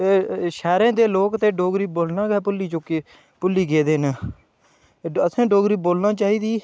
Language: Dogri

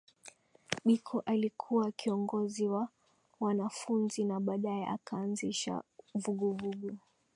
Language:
Swahili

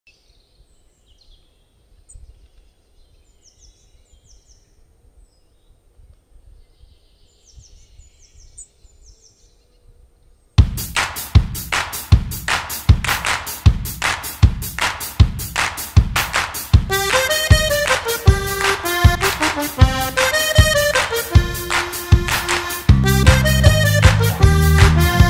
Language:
Korean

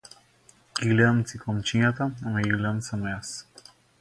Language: Macedonian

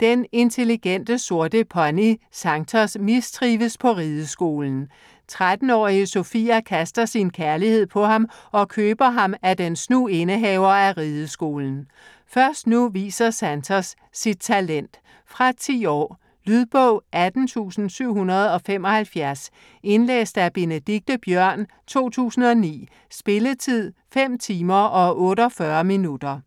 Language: Danish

